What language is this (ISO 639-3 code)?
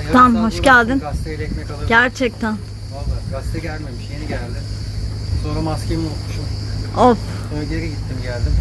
tur